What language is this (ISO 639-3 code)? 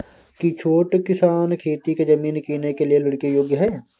mai